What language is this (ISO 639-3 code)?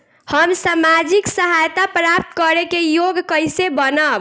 bho